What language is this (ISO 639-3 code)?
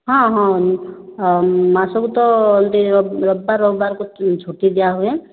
ori